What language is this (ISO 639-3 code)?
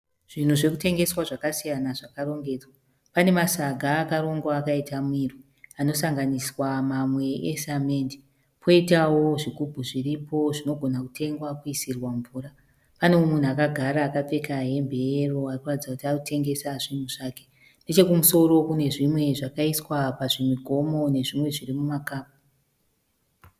sna